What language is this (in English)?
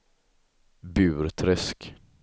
Swedish